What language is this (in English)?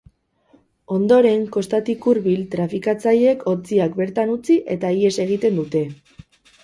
Basque